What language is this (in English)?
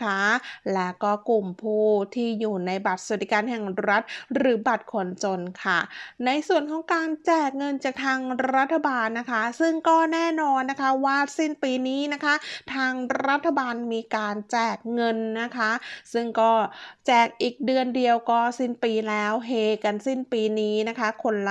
Thai